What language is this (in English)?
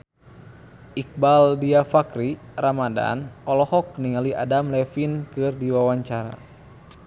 Sundanese